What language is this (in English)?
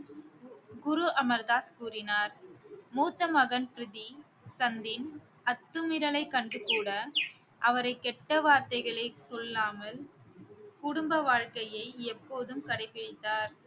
Tamil